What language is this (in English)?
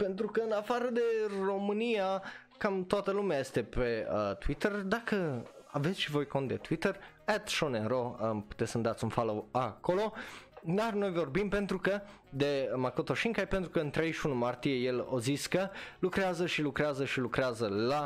Romanian